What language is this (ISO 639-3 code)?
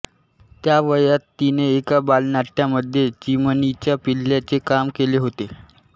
mar